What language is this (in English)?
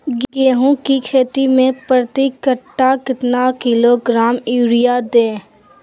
Magahi